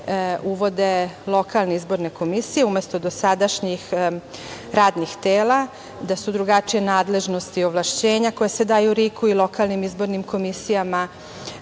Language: Serbian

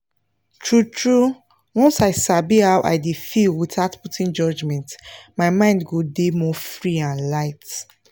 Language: Nigerian Pidgin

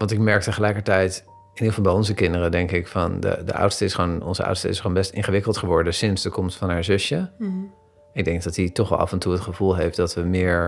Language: Dutch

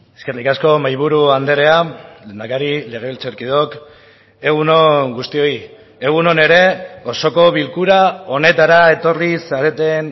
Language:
Basque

